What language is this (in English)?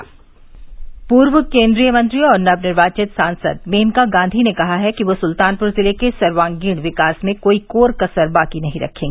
Hindi